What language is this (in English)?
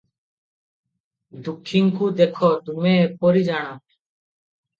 Odia